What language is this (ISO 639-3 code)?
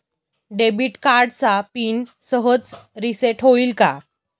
mar